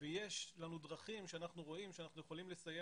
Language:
Hebrew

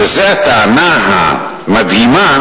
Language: Hebrew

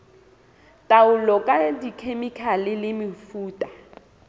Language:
Southern Sotho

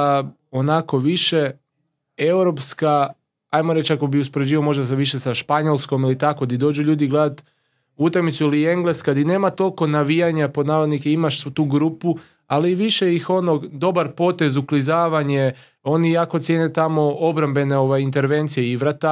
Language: Croatian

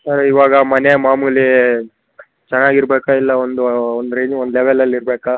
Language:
Kannada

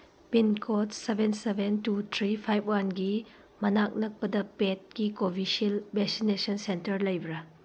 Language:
Manipuri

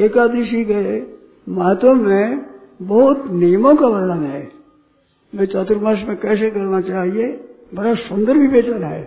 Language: Hindi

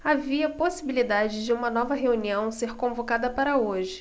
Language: Portuguese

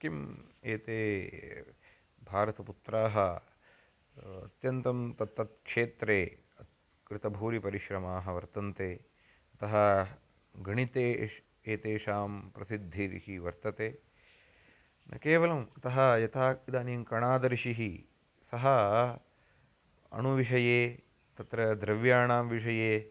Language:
Sanskrit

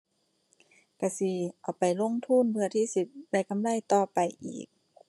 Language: Thai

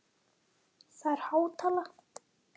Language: Icelandic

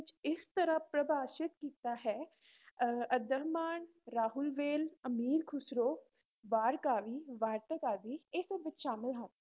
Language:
Punjabi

